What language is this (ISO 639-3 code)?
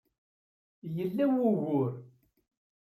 kab